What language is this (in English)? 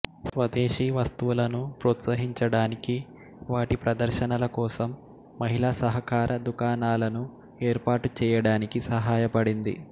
Telugu